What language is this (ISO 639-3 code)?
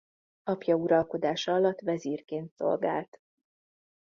hun